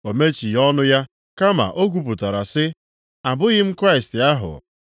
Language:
Igbo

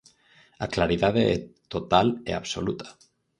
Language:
Galician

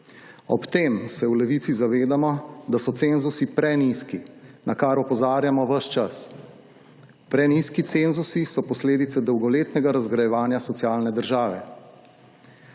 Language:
Slovenian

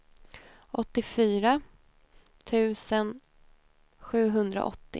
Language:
Swedish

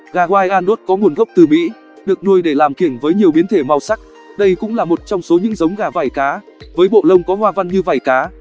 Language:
Vietnamese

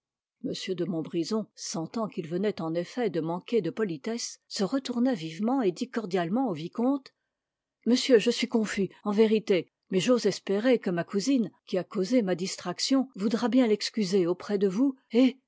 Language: French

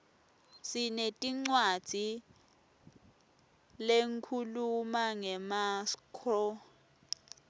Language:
Swati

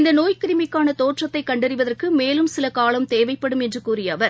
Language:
Tamil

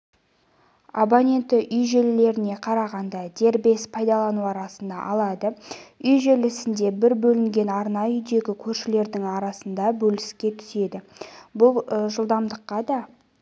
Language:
Kazakh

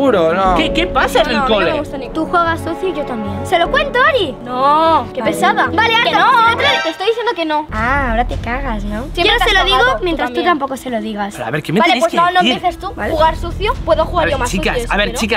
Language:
Spanish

